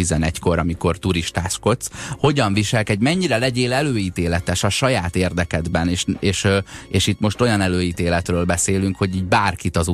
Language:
Hungarian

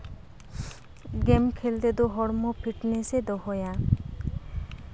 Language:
Santali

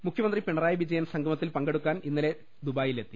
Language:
Malayalam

